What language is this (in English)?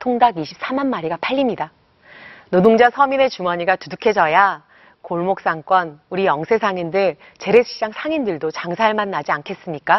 Korean